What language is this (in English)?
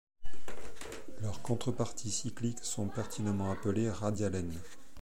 French